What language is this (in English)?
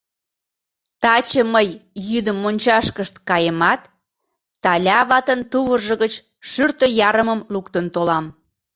Mari